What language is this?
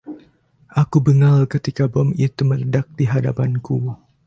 Indonesian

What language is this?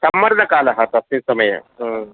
Sanskrit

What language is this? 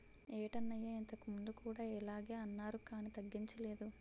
Telugu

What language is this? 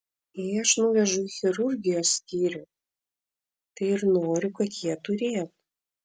Lithuanian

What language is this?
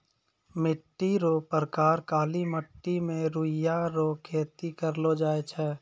Maithili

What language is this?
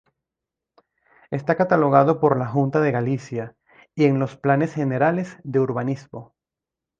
Spanish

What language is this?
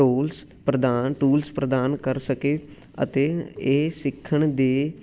Punjabi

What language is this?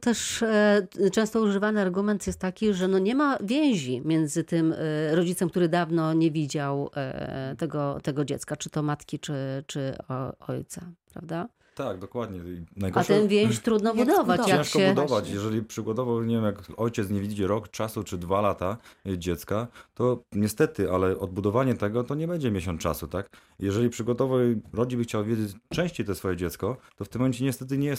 Polish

